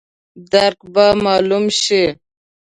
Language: Pashto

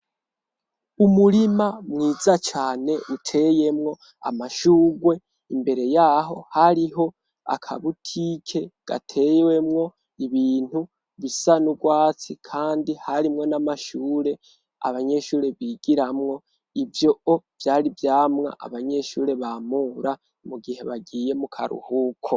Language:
Rundi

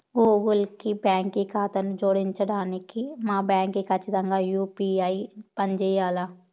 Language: Telugu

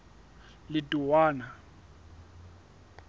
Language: Southern Sotho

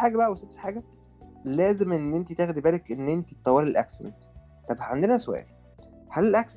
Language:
Arabic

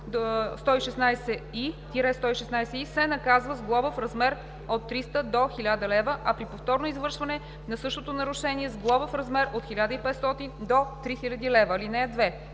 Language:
Bulgarian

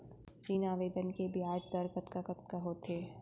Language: Chhattisgarhi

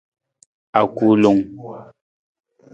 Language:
Nawdm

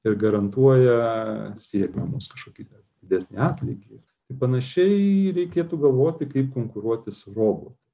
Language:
Lithuanian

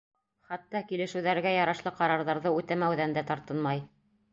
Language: Bashkir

